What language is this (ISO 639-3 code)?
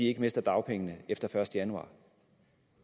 dan